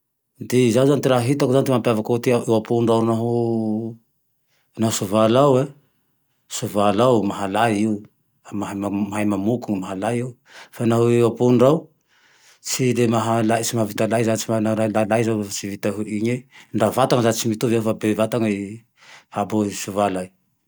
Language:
Tandroy-Mahafaly Malagasy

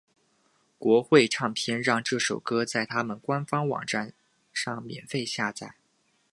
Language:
Chinese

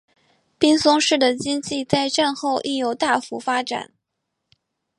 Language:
Chinese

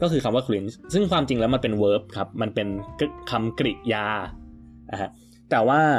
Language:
Thai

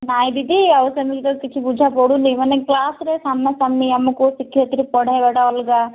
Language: Odia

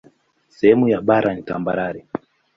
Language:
Swahili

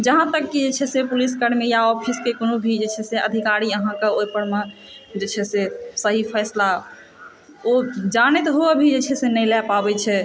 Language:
Maithili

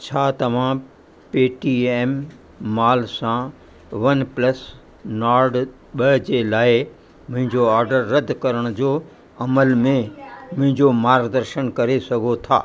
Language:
Sindhi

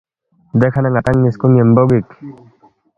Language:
Balti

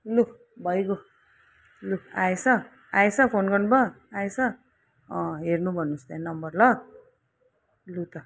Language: Nepali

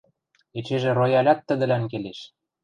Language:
Western Mari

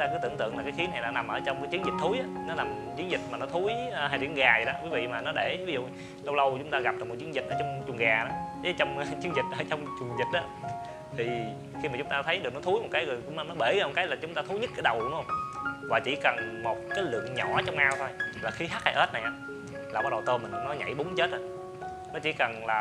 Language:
Vietnamese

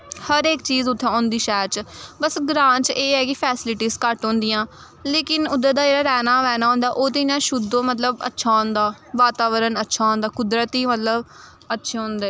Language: Dogri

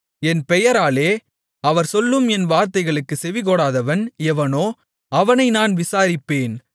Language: Tamil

